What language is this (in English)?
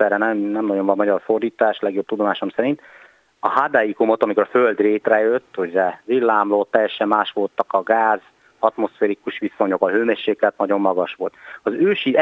Hungarian